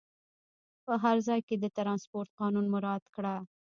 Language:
Pashto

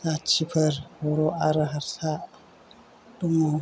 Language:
Bodo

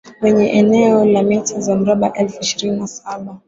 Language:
Swahili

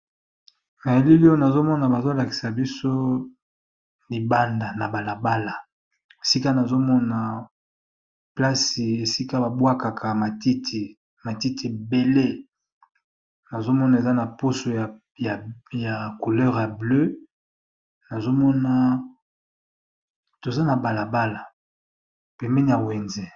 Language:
Lingala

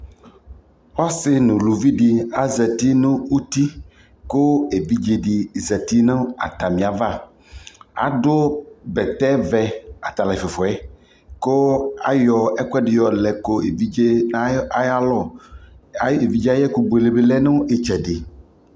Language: Ikposo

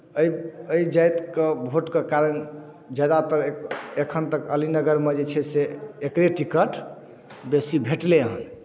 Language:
Maithili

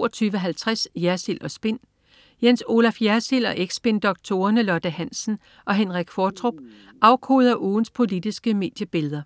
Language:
Danish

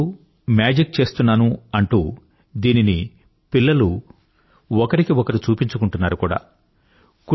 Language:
Telugu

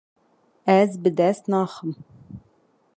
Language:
Kurdish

